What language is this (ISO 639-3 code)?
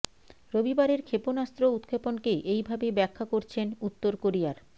ben